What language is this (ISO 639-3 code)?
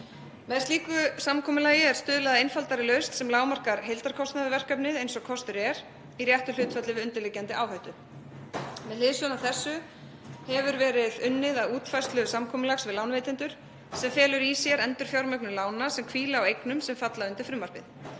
isl